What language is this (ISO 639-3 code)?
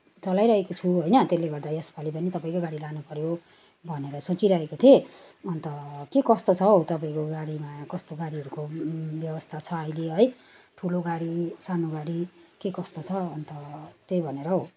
nep